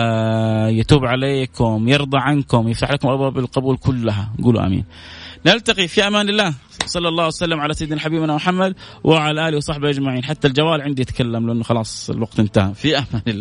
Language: Arabic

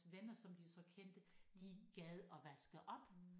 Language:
Danish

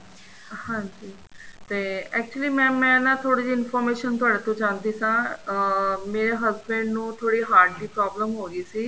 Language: Punjabi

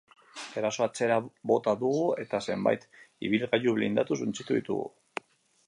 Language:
Basque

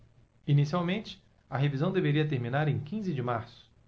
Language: Portuguese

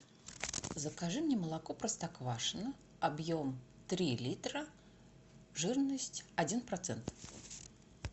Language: Russian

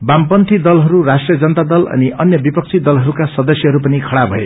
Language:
Nepali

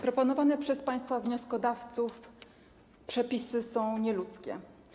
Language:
Polish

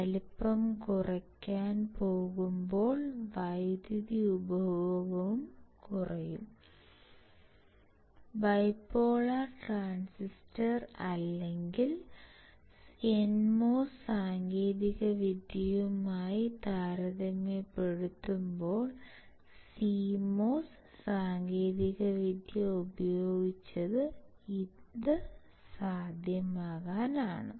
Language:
Malayalam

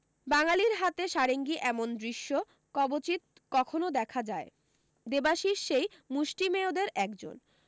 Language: Bangla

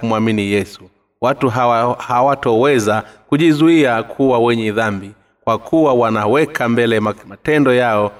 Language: Swahili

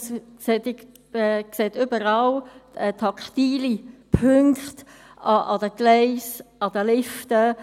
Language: Swiss German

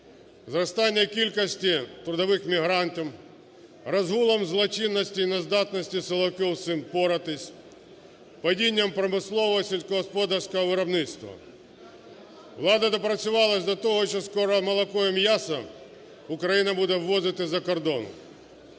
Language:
Ukrainian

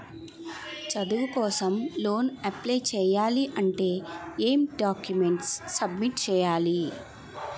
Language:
Telugu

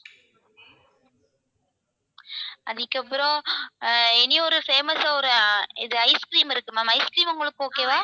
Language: Tamil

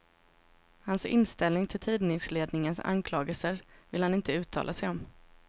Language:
Swedish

